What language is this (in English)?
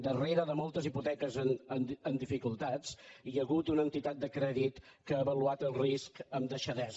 Catalan